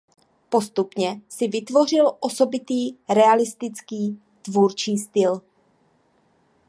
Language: Czech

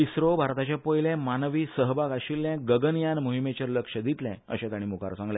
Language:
Konkani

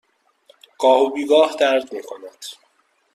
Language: Persian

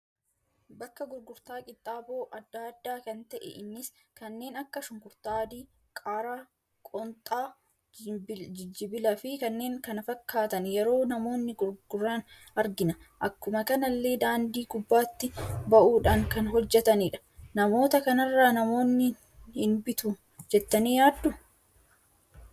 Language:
Oromo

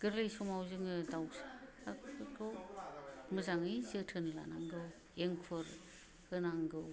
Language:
Bodo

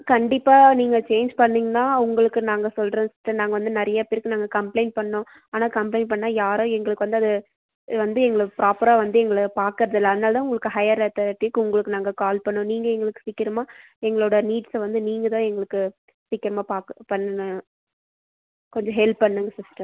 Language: Tamil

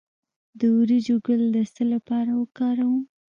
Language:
Pashto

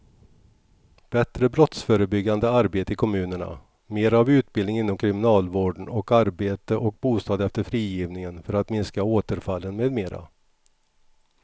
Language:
Swedish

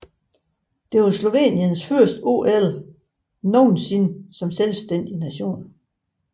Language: Danish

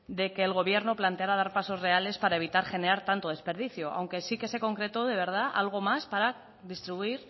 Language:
Spanish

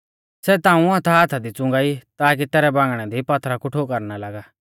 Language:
Mahasu Pahari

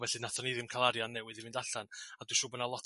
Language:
Welsh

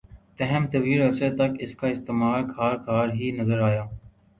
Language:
Urdu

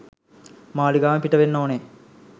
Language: Sinhala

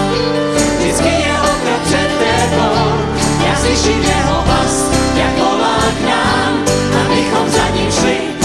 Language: Czech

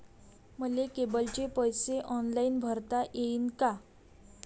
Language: Marathi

